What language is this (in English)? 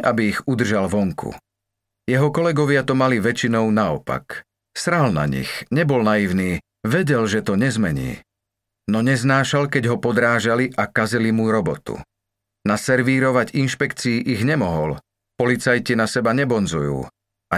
Slovak